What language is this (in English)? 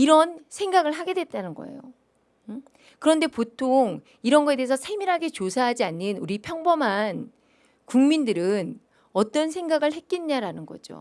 Korean